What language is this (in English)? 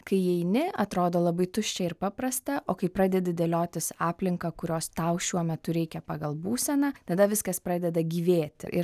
Lithuanian